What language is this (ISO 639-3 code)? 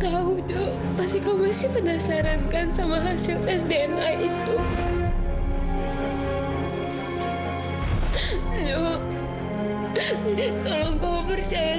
ind